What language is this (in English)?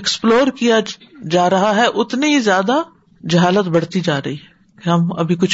Urdu